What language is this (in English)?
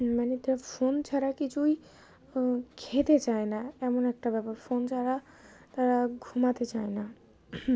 Bangla